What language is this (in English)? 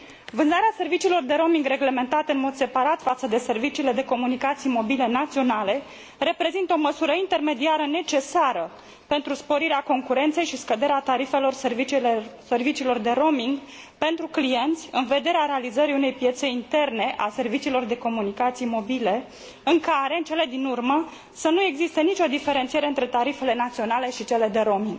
Romanian